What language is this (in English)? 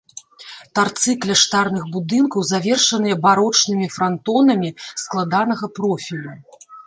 Belarusian